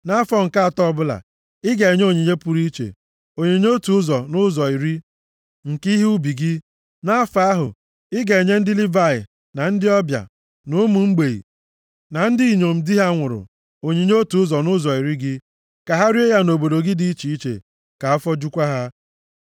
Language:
Igbo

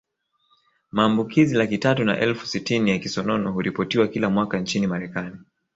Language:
Swahili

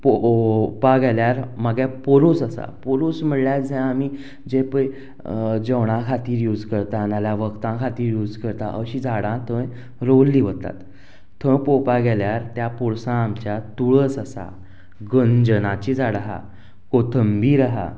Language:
Konkani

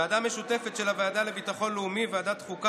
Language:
Hebrew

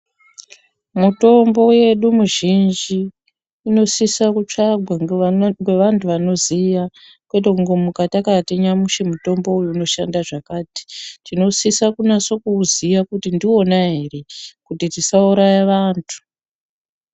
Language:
Ndau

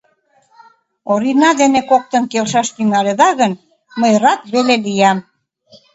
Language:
Mari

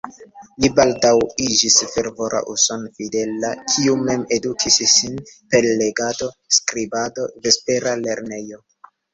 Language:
Esperanto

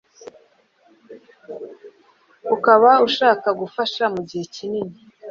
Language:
Kinyarwanda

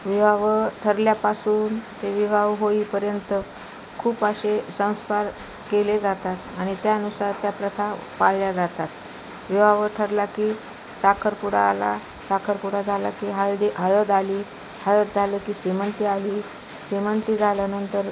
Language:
Marathi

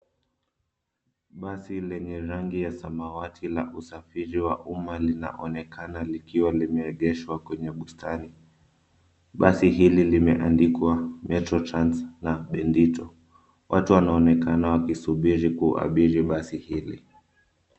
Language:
Swahili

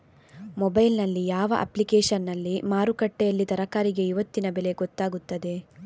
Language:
Kannada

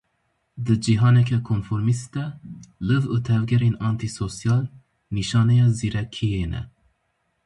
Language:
Kurdish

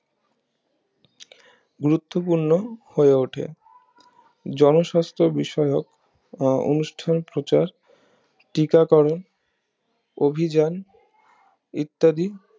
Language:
Bangla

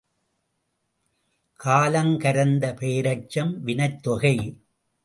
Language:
Tamil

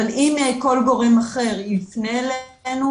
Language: Hebrew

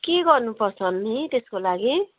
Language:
Nepali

